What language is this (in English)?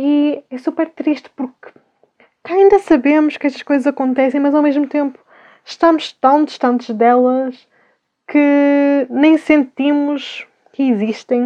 Portuguese